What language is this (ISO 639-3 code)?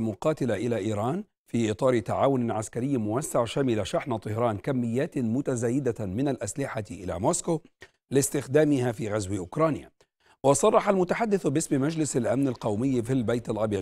ara